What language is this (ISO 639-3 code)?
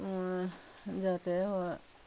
ben